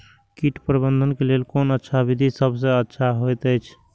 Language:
Maithili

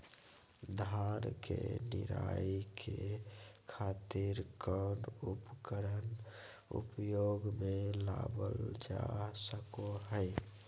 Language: Magahi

